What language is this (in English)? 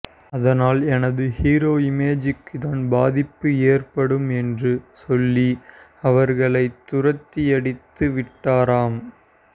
Tamil